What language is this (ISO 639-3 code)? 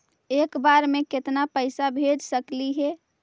mag